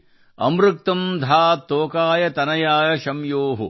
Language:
Kannada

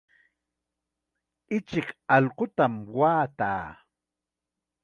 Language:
Chiquián Ancash Quechua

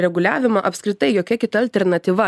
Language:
Lithuanian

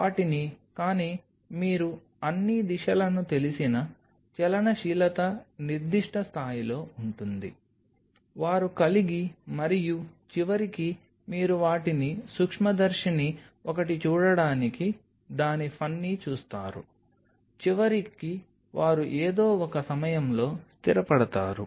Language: Telugu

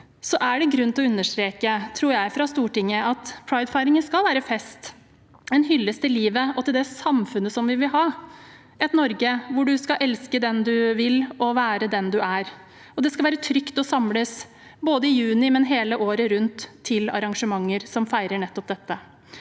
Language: Norwegian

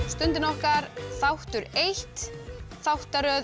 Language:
Icelandic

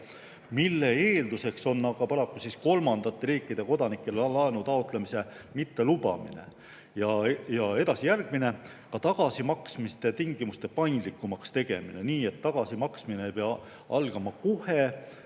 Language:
Estonian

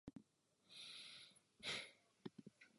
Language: Czech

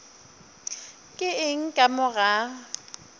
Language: Northern Sotho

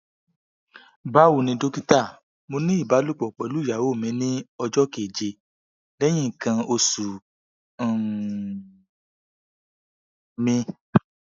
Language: Yoruba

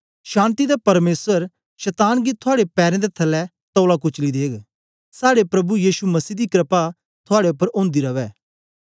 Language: Dogri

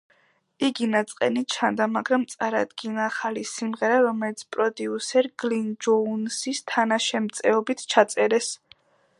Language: Georgian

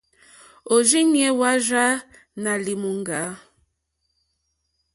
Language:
Mokpwe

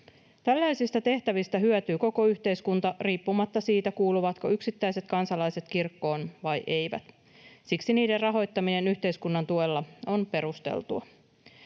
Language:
Finnish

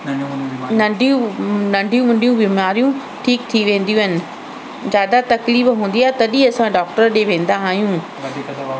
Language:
Sindhi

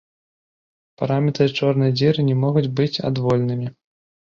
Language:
Belarusian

